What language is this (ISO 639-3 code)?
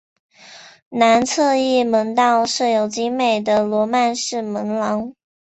zho